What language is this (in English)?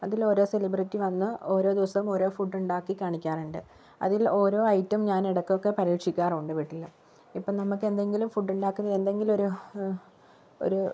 Malayalam